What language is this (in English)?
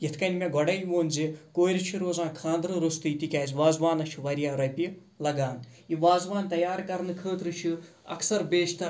Kashmiri